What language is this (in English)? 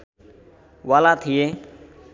Nepali